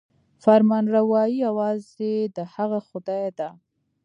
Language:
Pashto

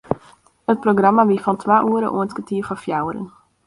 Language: Western Frisian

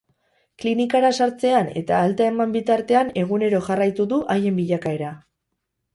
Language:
Basque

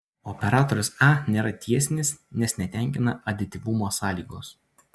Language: Lithuanian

